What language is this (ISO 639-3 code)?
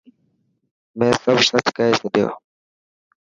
mki